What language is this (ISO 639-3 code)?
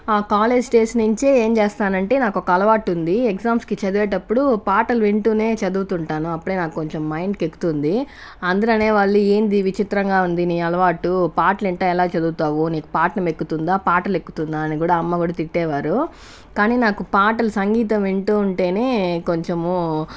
tel